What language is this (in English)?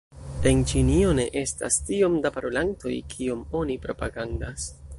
Esperanto